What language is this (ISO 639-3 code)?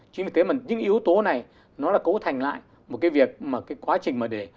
vie